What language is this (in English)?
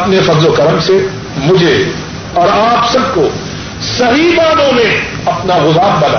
Urdu